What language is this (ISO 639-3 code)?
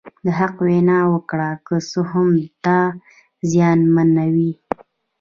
pus